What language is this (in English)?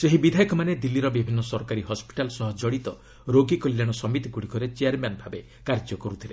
Odia